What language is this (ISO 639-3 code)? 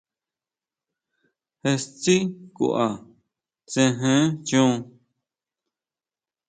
mau